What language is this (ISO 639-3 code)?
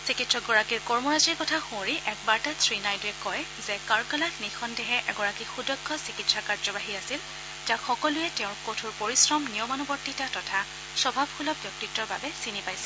asm